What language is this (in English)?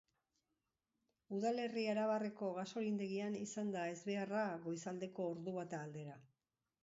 Basque